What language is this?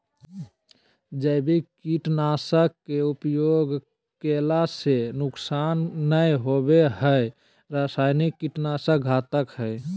Magahi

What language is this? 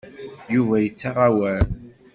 Kabyle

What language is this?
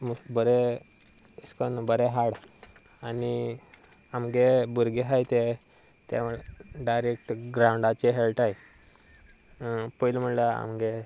Konkani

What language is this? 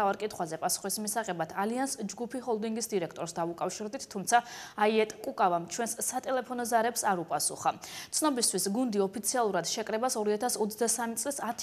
Romanian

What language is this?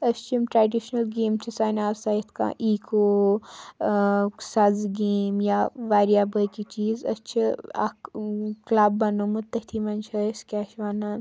Kashmiri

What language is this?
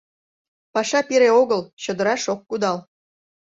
Mari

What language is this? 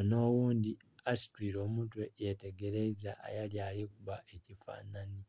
Soga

